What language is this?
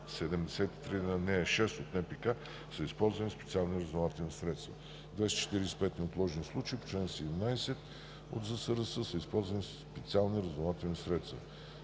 Bulgarian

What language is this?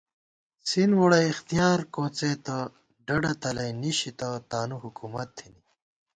Gawar-Bati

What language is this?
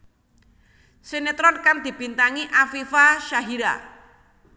Javanese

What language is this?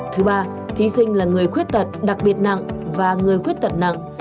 Vietnamese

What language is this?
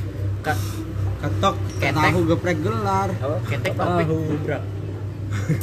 Indonesian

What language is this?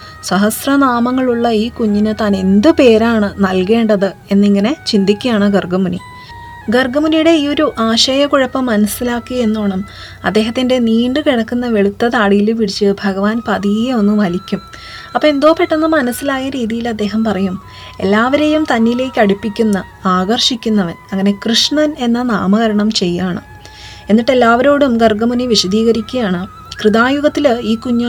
Malayalam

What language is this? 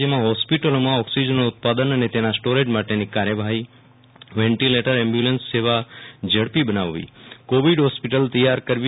Gujarati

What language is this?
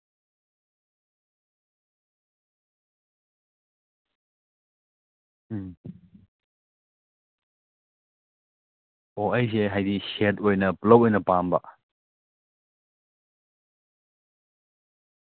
Manipuri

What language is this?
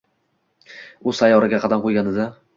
Uzbek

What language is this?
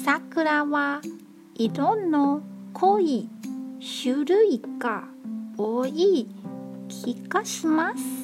Japanese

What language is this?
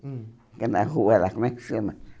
Portuguese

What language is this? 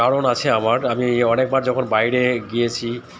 Bangla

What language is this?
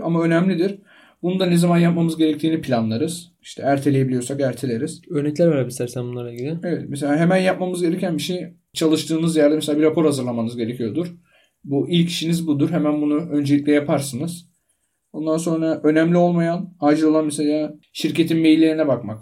Turkish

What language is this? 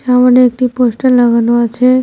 Bangla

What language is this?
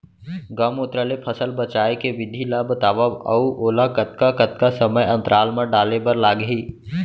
Chhattisgarhi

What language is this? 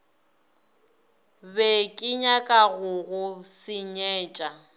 Northern Sotho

